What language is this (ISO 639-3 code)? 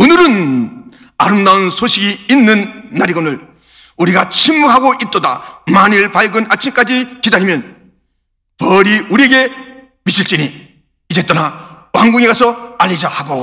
kor